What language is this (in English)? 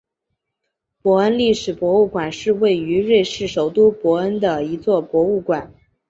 Chinese